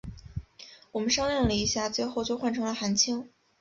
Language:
Chinese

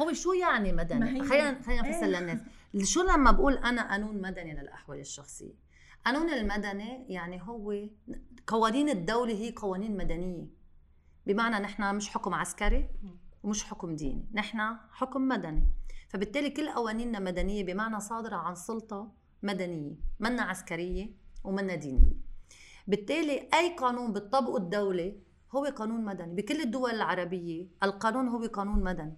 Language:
Arabic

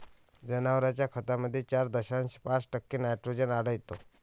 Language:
Marathi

